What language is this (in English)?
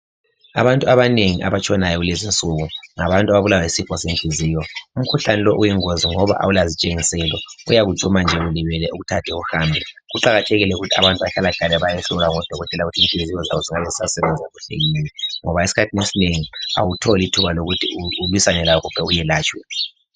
North Ndebele